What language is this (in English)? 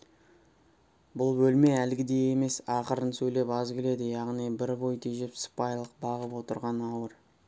Kazakh